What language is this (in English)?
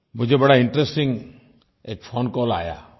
Hindi